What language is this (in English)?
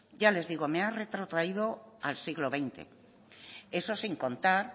Spanish